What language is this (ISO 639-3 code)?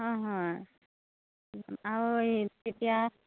asm